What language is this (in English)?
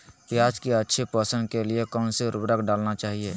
Magahi